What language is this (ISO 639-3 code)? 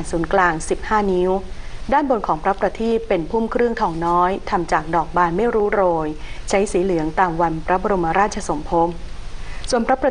tha